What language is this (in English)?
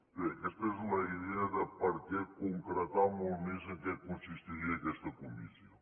Catalan